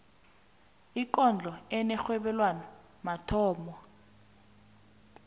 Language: South Ndebele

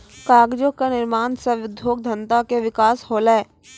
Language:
Maithili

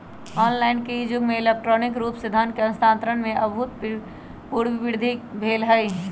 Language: Magahi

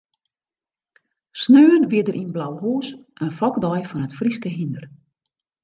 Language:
Western Frisian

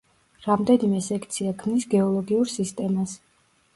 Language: Georgian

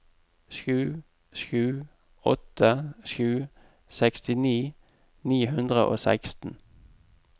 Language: Norwegian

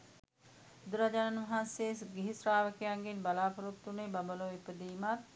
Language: Sinhala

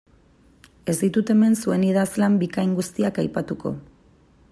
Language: Basque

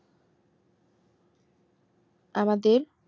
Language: Bangla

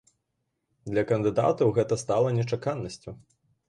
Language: Belarusian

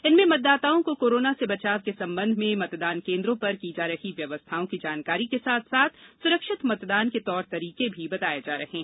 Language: Hindi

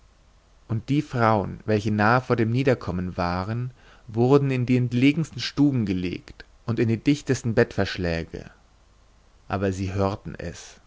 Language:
German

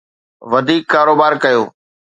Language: Sindhi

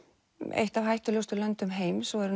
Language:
Icelandic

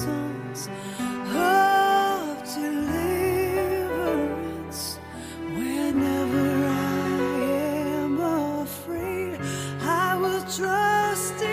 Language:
Chinese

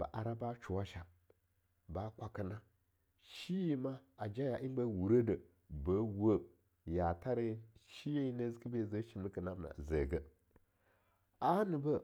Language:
Longuda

